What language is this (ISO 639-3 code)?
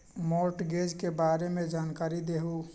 mag